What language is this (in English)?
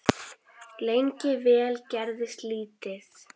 Icelandic